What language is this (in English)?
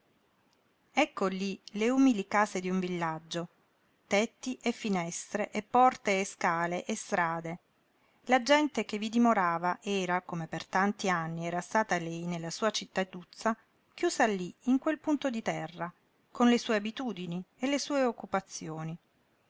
Italian